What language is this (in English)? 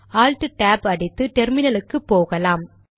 Tamil